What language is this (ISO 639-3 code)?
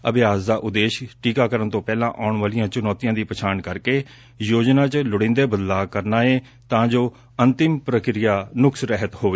pan